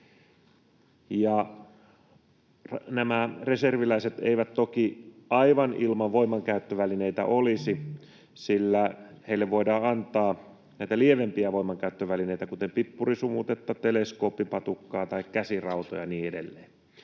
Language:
Finnish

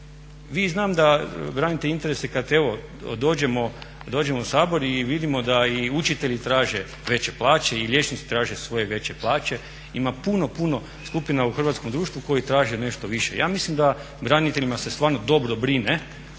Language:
Croatian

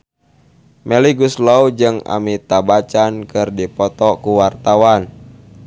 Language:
Sundanese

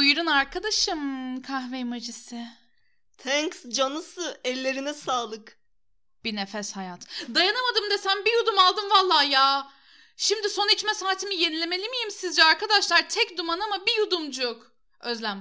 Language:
Turkish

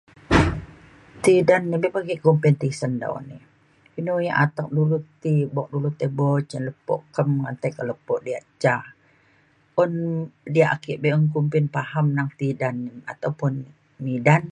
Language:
Mainstream Kenyah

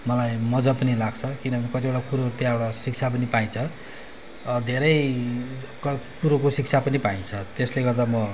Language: Nepali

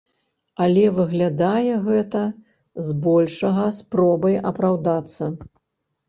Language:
Belarusian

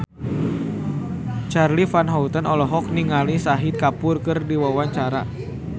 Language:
Sundanese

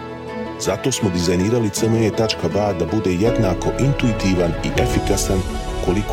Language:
Croatian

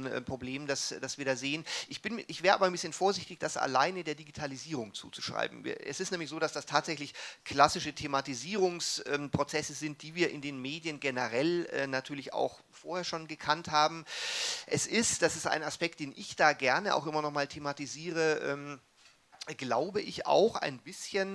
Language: German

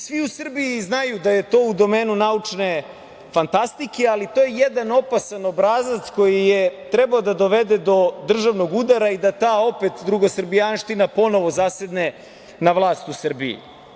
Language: Serbian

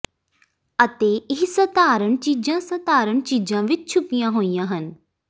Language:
Punjabi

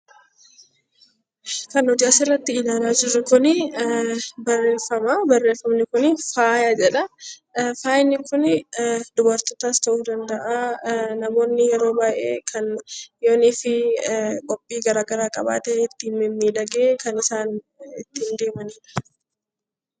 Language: Oromo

